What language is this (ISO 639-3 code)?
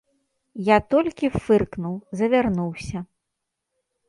bel